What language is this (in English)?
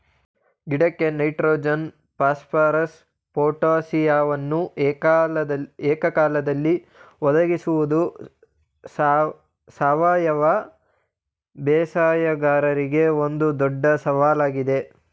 Kannada